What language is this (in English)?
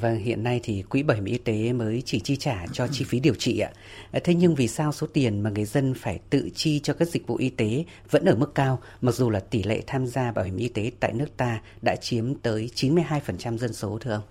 Vietnamese